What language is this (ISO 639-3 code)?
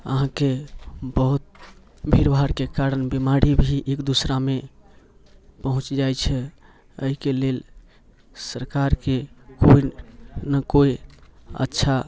mai